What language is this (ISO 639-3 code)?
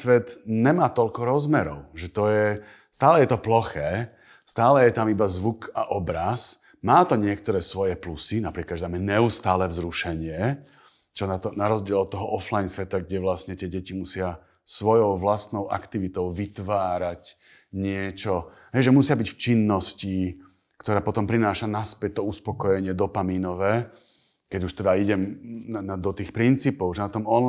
slk